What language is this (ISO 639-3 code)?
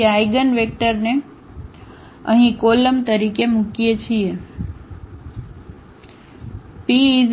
guj